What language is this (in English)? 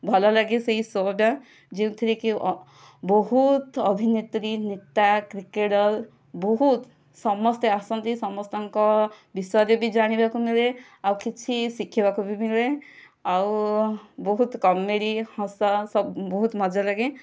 Odia